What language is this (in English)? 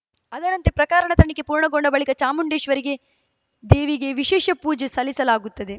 Kannada